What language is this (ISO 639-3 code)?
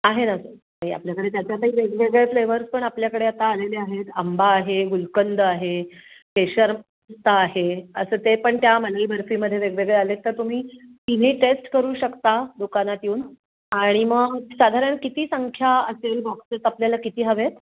mar